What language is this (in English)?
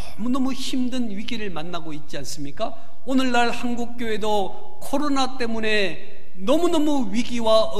Korean